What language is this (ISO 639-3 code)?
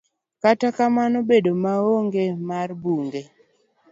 luo